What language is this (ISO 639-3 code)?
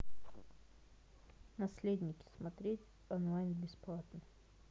rus